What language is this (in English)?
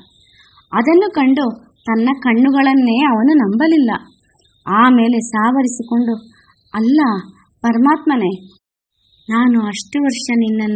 Kannada